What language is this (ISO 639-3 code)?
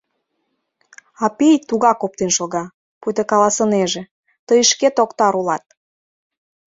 chm